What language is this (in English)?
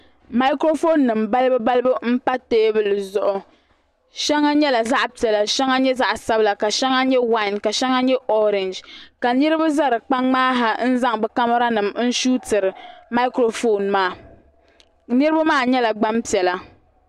Dagbani